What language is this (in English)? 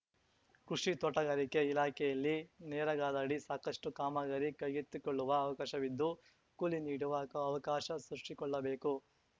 Kannada